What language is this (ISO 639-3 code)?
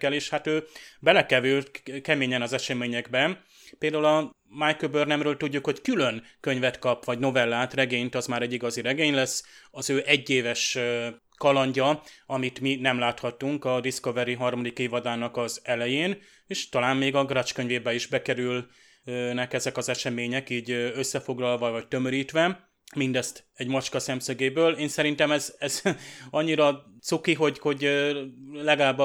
hun